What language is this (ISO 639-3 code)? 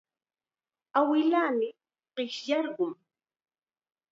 qxa